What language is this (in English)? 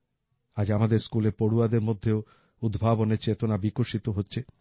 Bangla